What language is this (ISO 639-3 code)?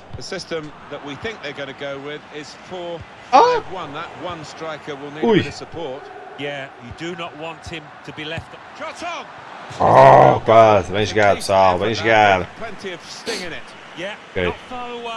por